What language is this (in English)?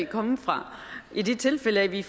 Danish